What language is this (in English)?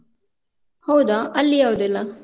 Kannada